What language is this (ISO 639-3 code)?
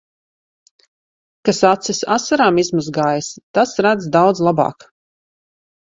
lav